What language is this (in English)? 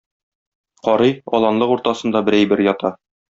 Tatar